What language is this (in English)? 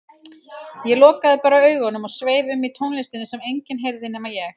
Icelandic